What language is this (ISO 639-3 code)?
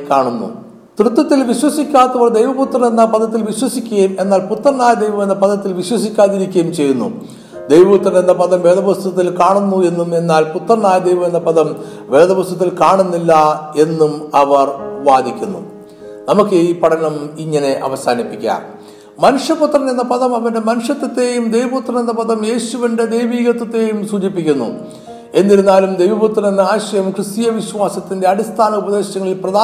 mal